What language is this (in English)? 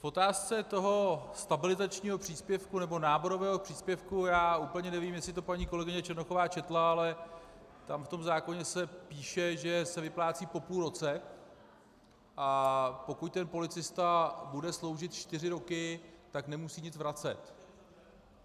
Czech